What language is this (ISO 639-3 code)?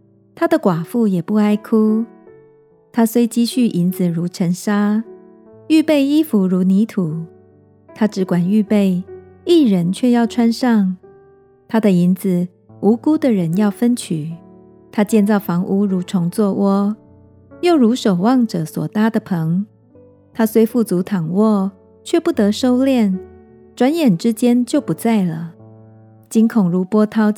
zho